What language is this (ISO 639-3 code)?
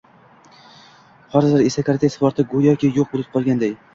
uzb